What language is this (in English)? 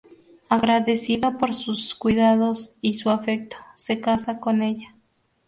Spanish